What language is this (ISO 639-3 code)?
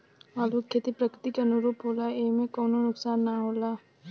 bho